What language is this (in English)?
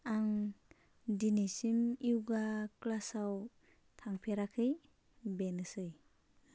Bodo